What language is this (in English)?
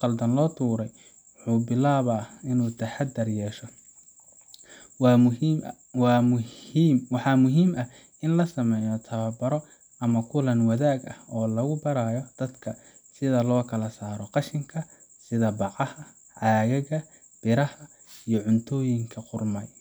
Somali